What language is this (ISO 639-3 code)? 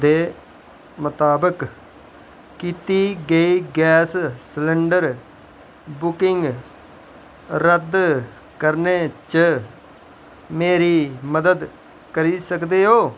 doi